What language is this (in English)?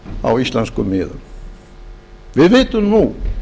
Icelandic